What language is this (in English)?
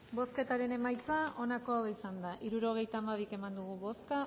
Basque